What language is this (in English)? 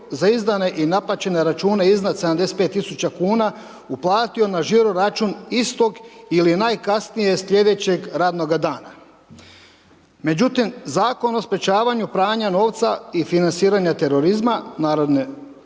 Croatian